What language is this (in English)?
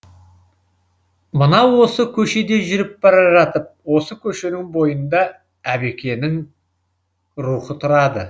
Kazakh